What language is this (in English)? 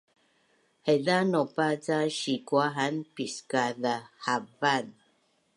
Bunun